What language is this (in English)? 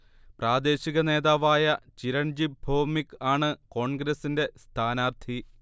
Malayalam